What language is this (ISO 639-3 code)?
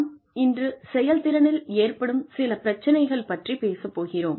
tam